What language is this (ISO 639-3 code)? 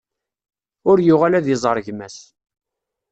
kab